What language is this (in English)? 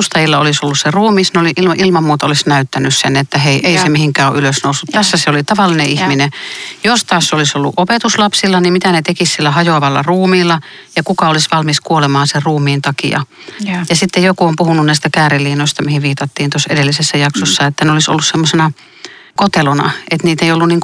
Finnish